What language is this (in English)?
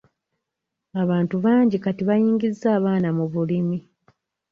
Ganda